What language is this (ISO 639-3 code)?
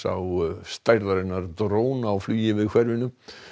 isl